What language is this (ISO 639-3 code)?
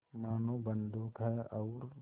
hin